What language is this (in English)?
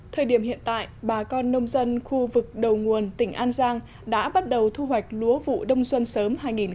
Vietnamese